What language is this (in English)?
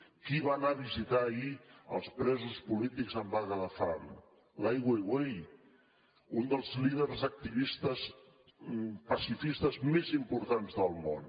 Catalan